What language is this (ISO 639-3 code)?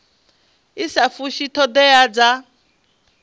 ven